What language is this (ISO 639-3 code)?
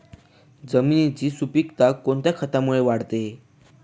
mar